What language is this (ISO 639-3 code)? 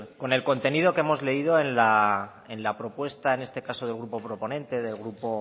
spa